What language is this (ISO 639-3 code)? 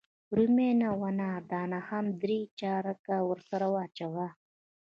pus